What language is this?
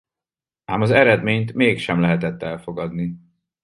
Hungarian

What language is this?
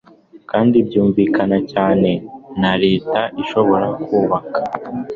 Kinyarwanda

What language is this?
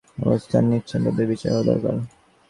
Bangla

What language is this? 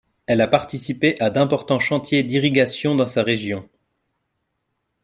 French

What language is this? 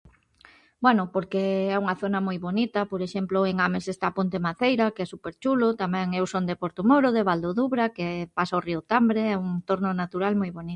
Galician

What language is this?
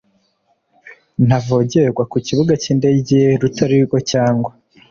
Kinyarwanda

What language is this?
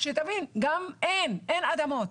Hebrew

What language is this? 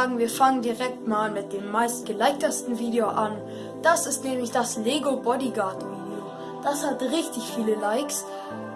German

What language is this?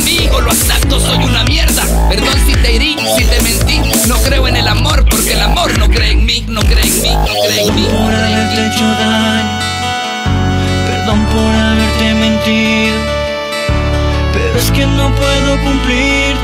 Spanish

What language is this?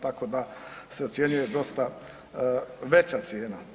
Croatian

